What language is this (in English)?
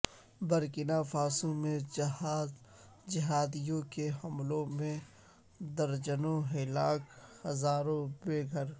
Urdu